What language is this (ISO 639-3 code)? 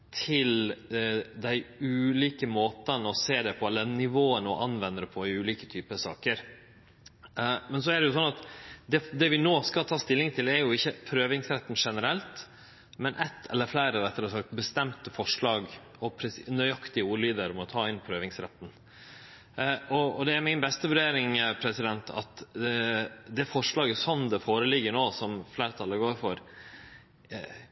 nno